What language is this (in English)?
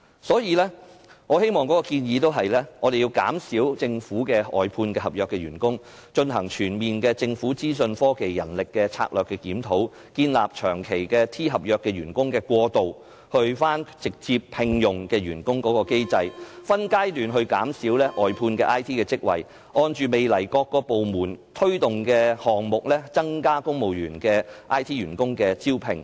Cantonese